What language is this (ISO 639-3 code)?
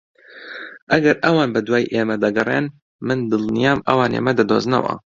ckb